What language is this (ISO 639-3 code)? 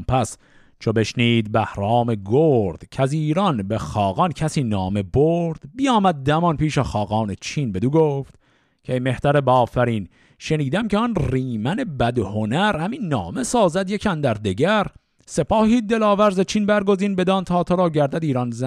fas